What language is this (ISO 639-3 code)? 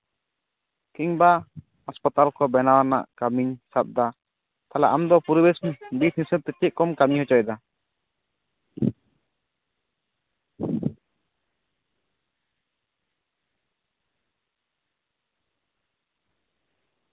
sat